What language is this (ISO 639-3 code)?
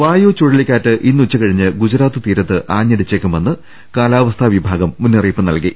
mal